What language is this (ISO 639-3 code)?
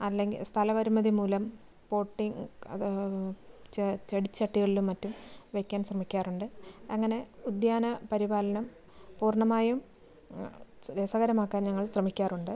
mal